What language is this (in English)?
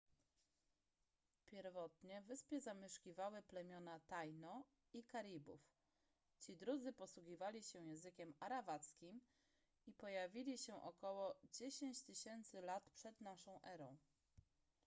Polish